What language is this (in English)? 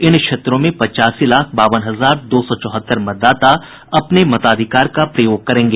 Hindi